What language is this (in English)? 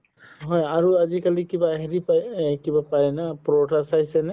Assamese